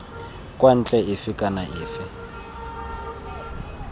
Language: Tswana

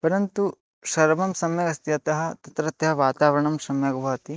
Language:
Sanskrit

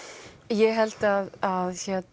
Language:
Icelandic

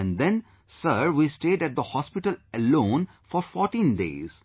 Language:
English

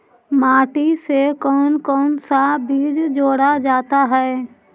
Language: Magahi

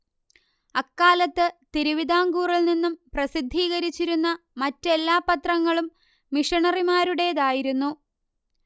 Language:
Malayalam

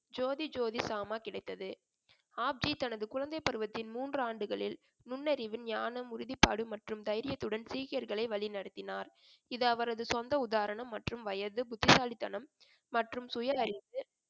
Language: Tamil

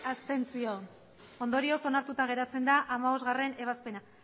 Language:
Basque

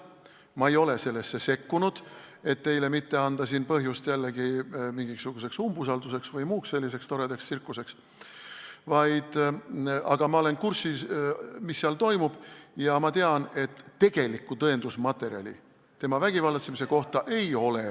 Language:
Estonian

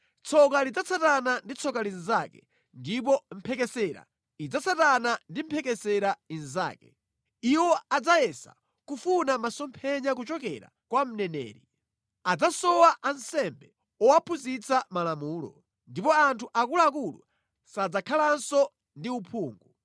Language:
Nyanja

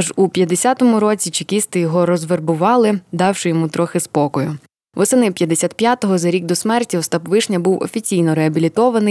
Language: Ukrainian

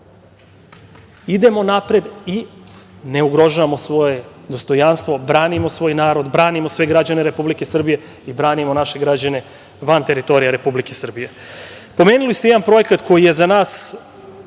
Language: Serbian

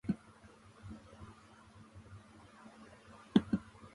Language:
Japanese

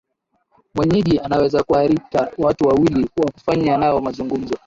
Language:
Swahili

